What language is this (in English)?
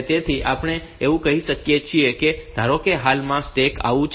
Gujarati